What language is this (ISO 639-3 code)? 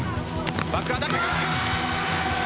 jpn